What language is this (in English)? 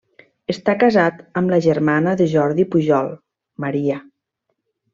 Catalan